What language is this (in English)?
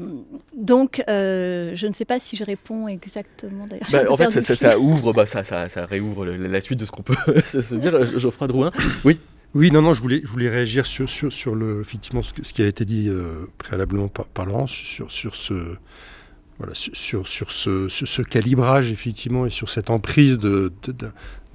French